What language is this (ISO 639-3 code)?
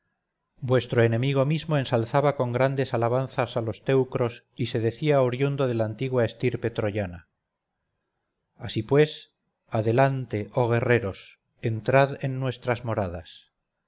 spa